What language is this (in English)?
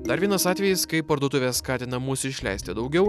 Lithuanian